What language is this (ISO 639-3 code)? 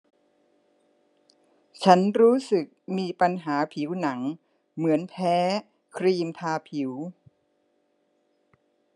tha